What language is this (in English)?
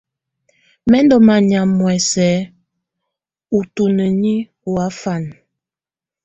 Tunen